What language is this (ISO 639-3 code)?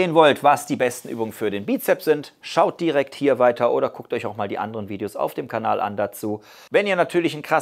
deu